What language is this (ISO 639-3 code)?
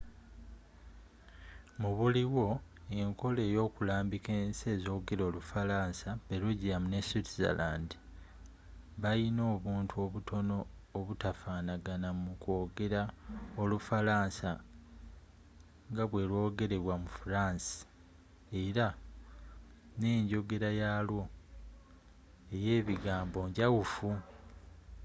lug